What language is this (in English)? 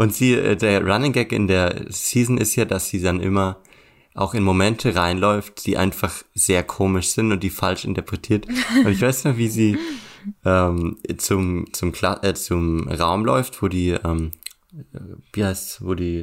German